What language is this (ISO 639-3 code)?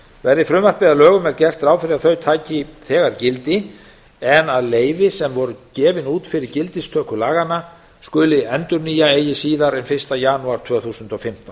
isl